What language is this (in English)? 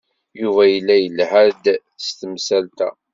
Kabyle